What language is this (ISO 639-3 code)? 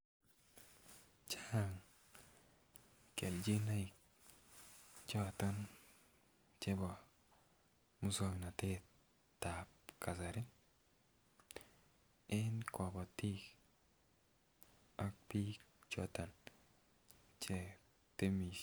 kln